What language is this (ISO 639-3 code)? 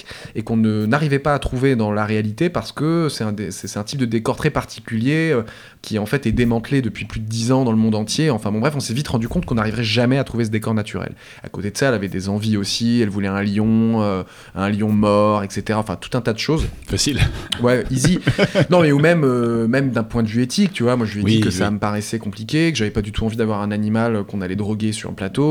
fra